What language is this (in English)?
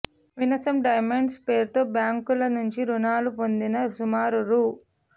Telugu